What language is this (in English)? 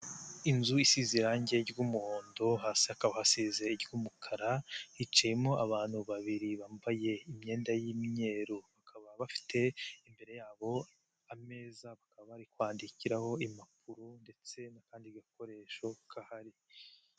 Kinyarwanda